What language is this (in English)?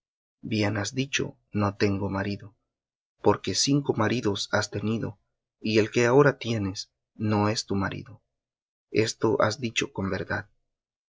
Spanish